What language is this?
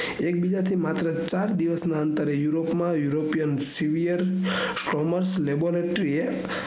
Gujarati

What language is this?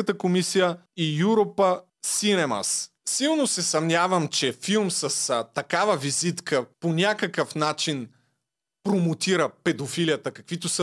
Bulgarian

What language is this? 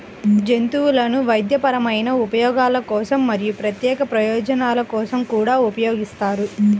Telugu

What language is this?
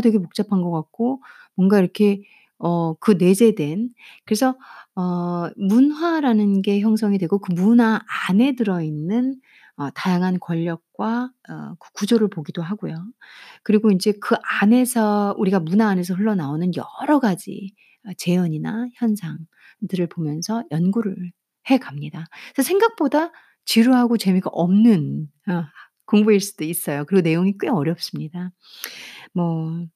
Korean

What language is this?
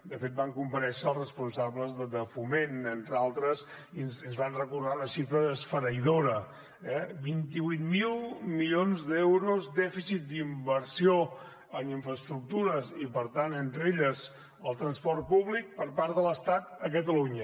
Catalan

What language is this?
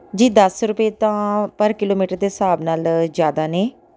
Punjabi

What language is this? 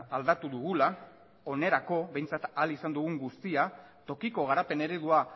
Basque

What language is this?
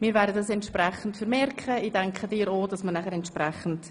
Swiss German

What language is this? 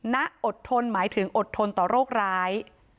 Thai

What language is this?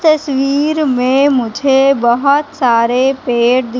Hindi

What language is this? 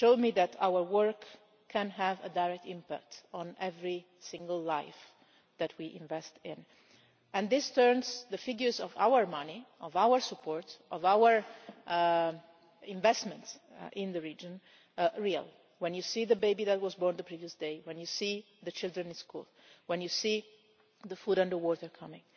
English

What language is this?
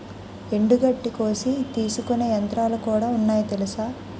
Telugu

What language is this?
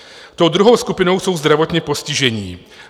Czech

